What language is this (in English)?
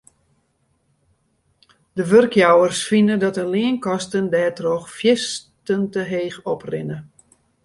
Western Frisian